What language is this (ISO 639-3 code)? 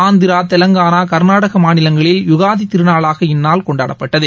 tam